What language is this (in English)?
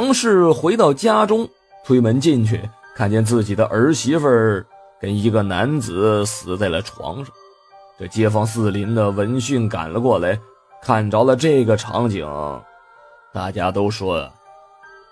Chinese